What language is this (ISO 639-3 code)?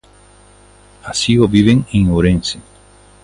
glg